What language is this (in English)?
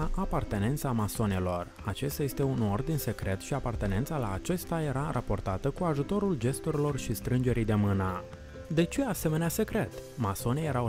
Romanian